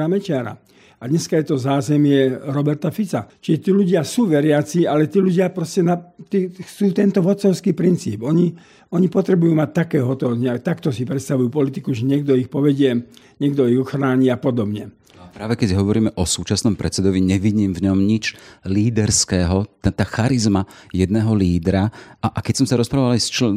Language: Slovak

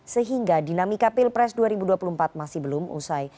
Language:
Indonesian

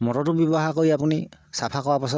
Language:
Assamese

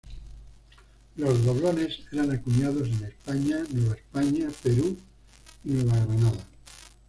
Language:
Spanish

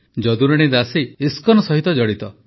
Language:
Odia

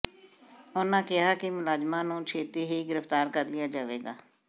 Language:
Punjabi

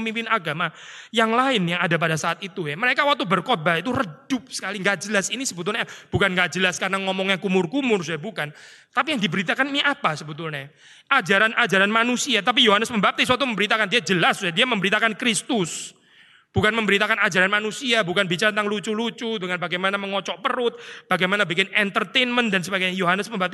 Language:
Indonesian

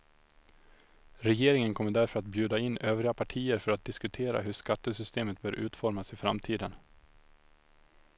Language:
Swedish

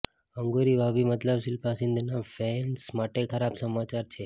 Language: Gujarati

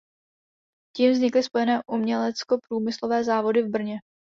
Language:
Czech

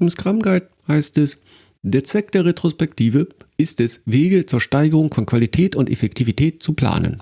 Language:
German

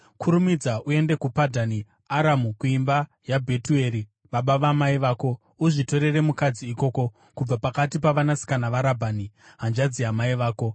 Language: Shona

